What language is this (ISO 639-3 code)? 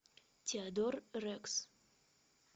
rus